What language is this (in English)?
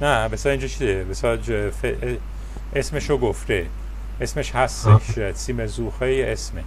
Persian